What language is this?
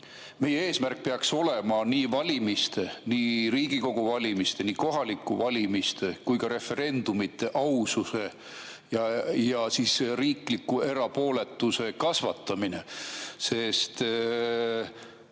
Estonian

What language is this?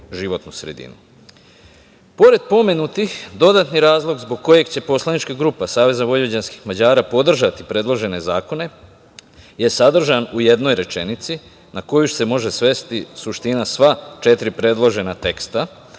Serbian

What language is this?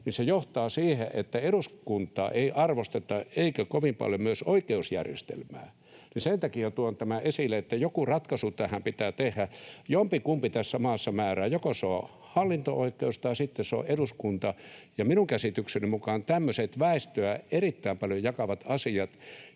Finnish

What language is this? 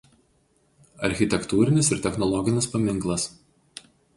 Lithuanian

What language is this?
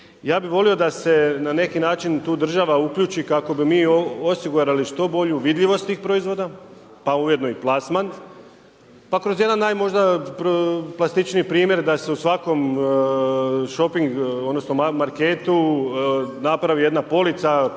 Croatian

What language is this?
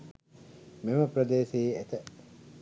Sinhala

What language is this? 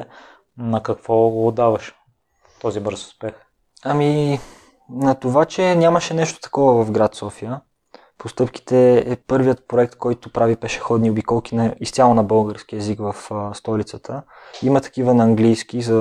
Bulgarian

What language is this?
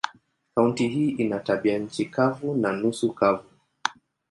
Swahili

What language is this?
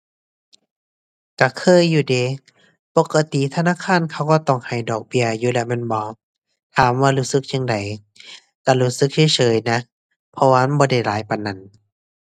Thai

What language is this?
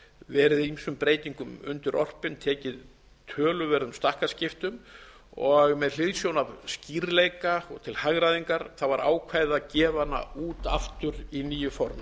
Icelandic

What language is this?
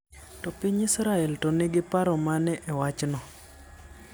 Luo (Kenya and Tanzania)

